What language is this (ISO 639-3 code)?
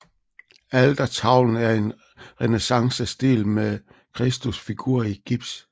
dan